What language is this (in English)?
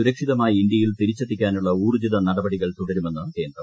Malayalam